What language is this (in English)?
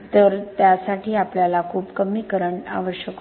Marathi